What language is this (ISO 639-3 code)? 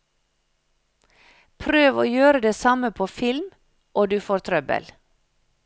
nor